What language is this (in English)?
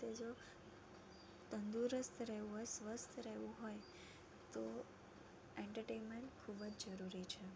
Gujarati